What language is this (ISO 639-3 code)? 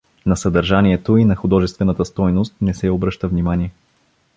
bul